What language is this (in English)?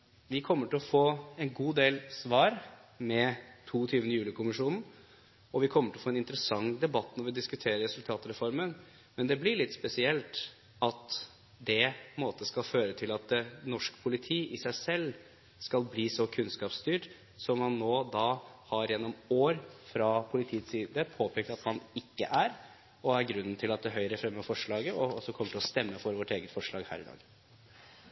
Norwegian Bokmål